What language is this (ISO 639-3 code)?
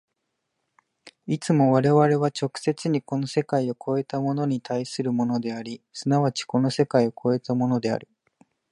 jpn